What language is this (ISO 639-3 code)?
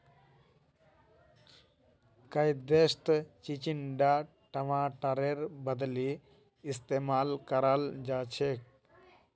mag